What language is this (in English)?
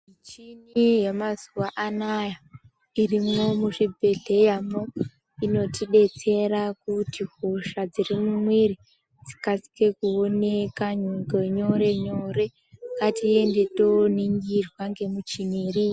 Ndau